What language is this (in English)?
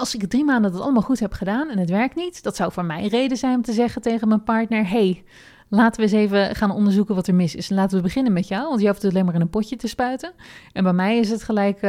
Dutch